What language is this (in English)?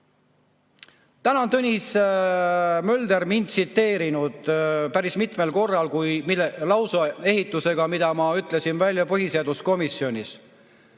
Estonian